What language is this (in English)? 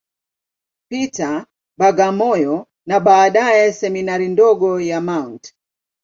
Swahili